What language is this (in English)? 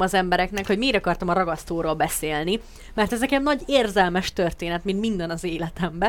Hungarian